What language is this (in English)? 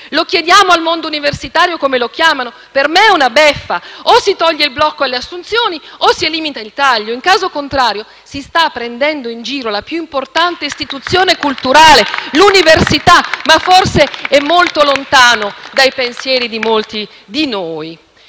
Italian